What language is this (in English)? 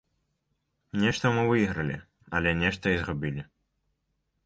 Belarusian